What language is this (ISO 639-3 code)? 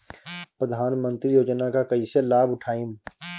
bho